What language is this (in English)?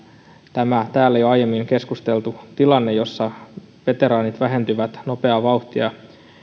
Finnish